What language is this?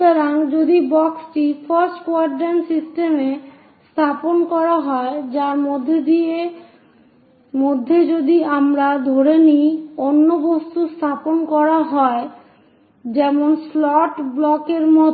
Bangla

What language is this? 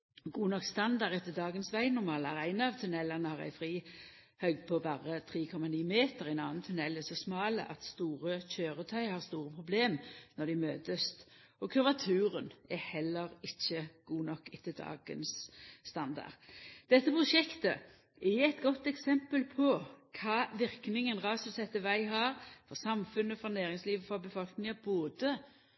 Norwegian Nynorsk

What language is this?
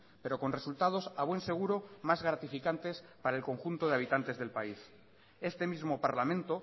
Spanish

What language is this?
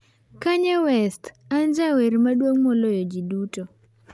Luo (Kenya and Tanzania)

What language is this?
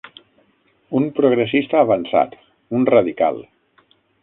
Catalan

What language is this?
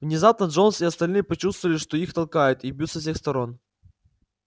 Russian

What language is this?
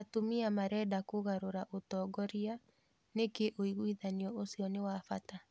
Kikuyu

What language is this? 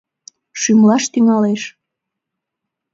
Mari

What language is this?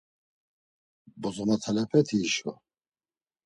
Laz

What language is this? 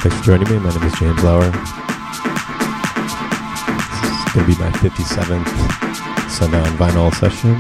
English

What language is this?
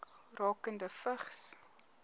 Afrikaans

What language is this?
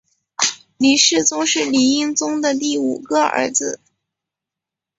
Chinese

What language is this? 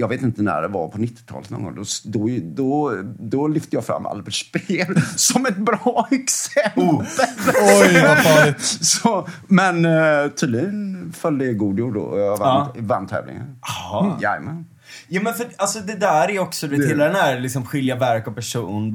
Swedish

